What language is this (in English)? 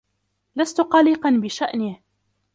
Arabic